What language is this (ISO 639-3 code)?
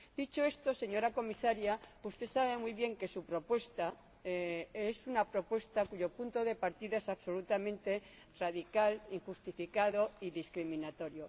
spa